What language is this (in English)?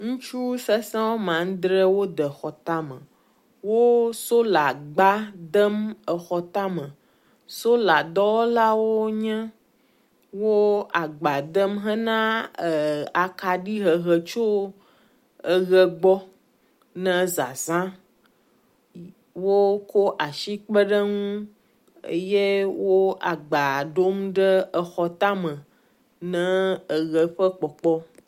Ewe